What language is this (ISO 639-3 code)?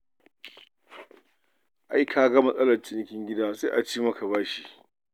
hau